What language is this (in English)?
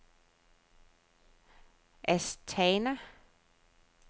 Danish